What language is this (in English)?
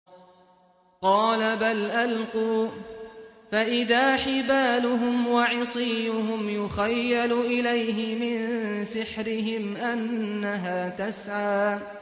Arabic